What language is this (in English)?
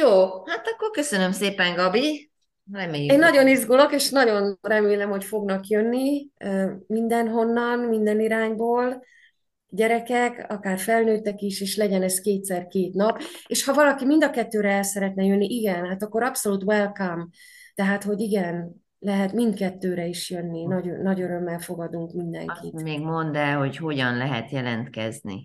Hungarian